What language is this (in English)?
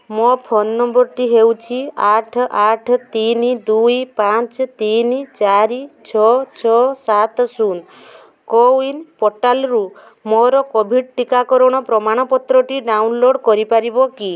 Odia